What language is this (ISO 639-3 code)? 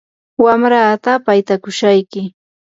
qur